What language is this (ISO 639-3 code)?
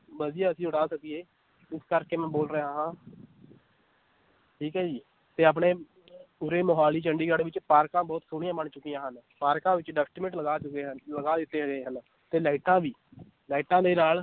pan